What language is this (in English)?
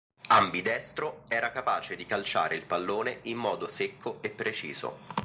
Italian